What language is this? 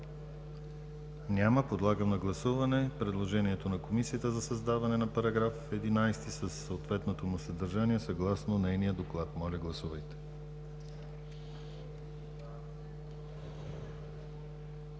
Bulgarian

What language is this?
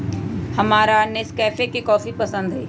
Magahi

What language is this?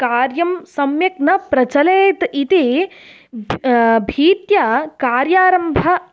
Sanskrit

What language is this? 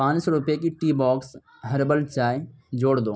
Urdu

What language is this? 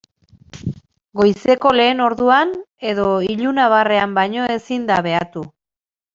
Basque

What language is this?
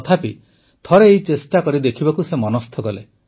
Odia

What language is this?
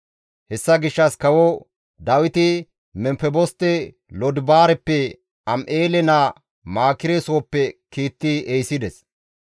Gamo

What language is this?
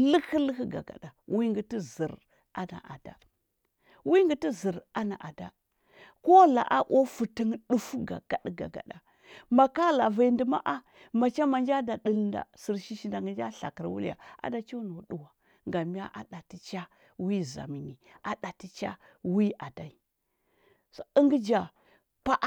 Huba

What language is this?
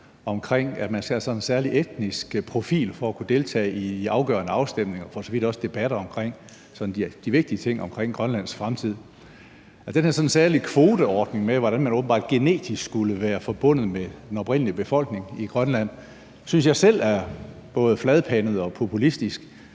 Danish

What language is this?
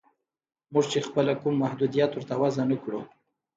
Pashto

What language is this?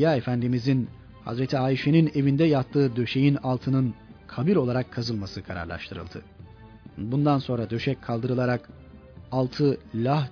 Turkish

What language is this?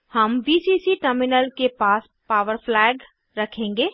Hindi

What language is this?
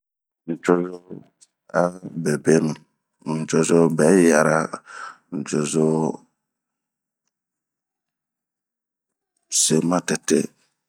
Bomu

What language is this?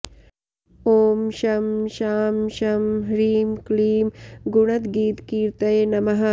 Sanskrit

